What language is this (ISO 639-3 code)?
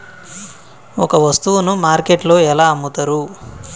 tel